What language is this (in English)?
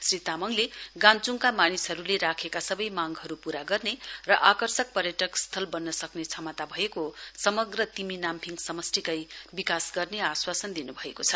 Nepali